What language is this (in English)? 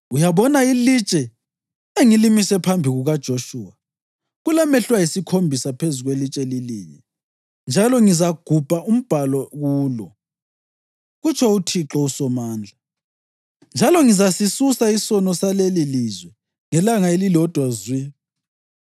North Ndebele